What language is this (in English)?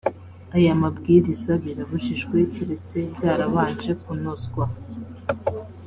Kinyarwanda